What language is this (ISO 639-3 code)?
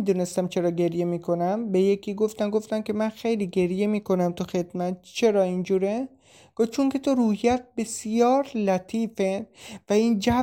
fas